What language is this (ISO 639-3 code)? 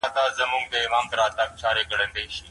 pus